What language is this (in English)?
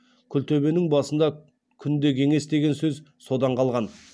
Kazakh